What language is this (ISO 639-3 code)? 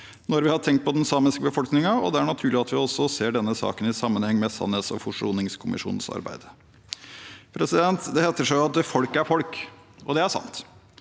nor